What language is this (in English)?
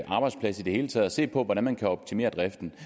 Danish